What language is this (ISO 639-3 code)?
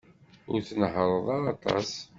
kab